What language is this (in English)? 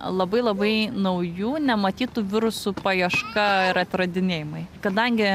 Lithuanian